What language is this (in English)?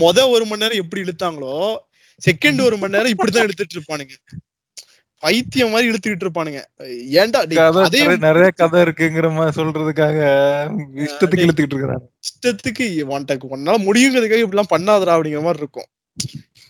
Tamil